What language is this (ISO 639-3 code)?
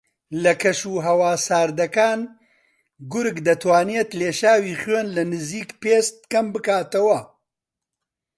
ckb